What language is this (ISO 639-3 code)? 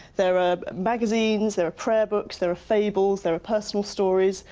eng